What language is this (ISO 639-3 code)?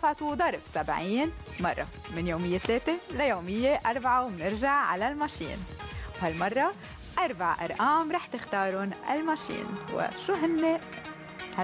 ara